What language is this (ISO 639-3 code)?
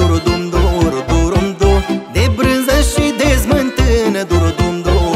ron